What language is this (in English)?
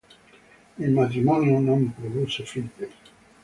Italian